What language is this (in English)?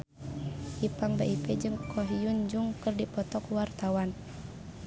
Sundanese